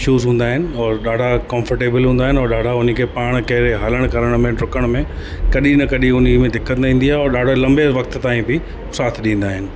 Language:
Sindhi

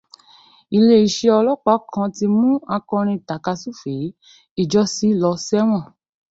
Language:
Yoruba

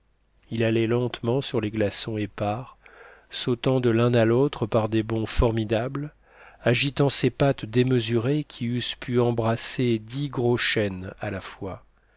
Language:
French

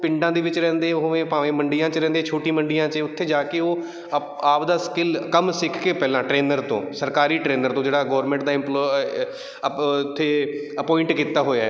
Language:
Punjabi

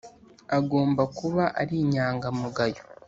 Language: Kinyarwanda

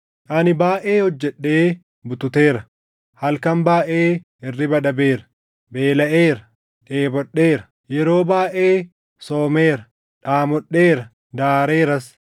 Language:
Oromo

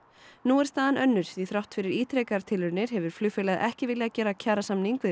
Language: Icelandic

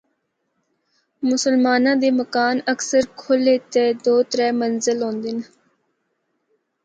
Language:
Northern Hindko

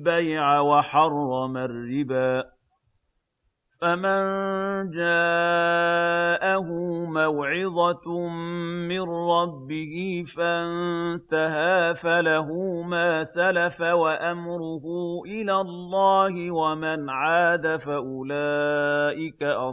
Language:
Arabic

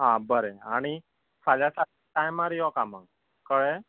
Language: Konkani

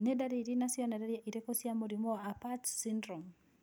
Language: Kikuyu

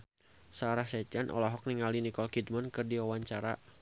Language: Sundanese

